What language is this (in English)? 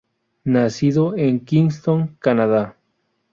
Spanish